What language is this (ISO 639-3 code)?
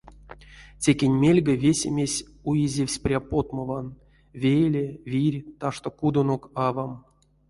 myv